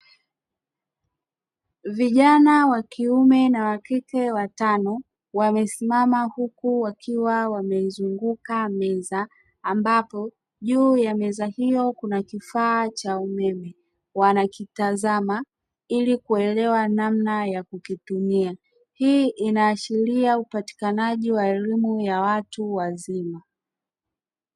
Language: Swahili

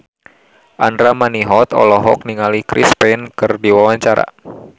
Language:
Sundanese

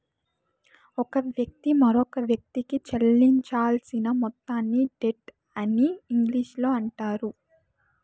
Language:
Telugu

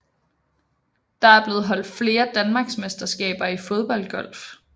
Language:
Danish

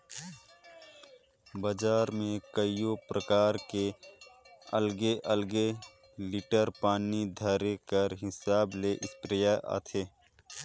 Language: Chhattisgarhi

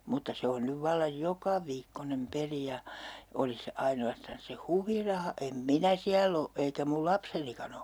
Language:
Finnish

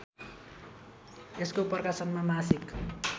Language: Nepali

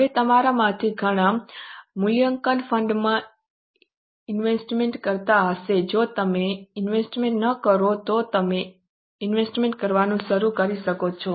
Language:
Gujarati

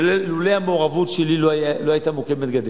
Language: Hebrew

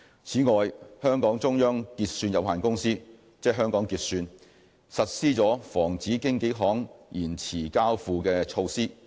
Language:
Cantonese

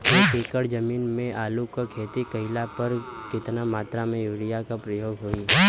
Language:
Bhojpuri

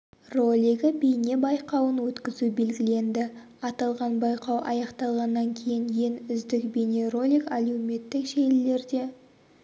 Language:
Kazakh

